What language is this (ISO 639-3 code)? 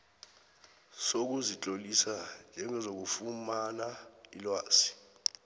nbl